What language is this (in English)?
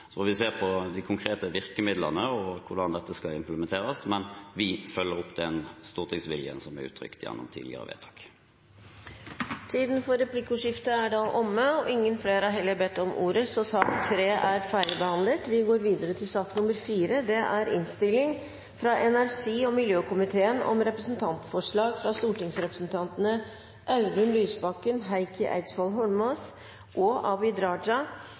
Norwegian Bokmål